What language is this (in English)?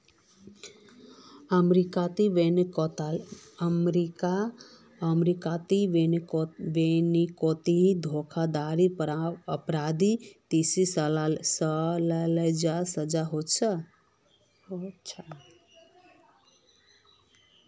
Magahi